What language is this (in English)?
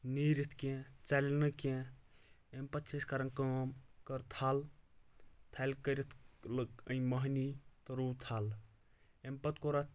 Kashmiri